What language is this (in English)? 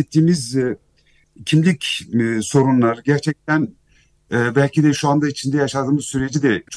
Turkish